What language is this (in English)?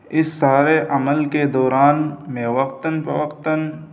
Urdu